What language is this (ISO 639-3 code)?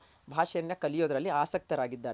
kan